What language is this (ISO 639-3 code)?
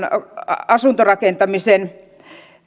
fin